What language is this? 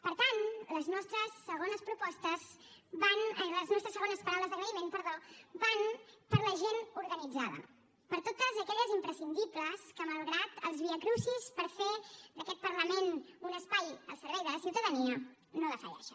Catalan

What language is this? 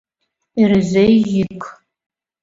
Mari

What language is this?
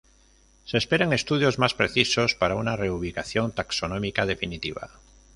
Spanish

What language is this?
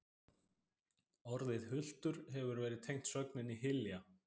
Icelandic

